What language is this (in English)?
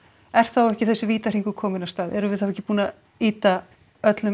Icelandic